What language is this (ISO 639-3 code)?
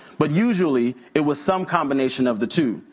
eng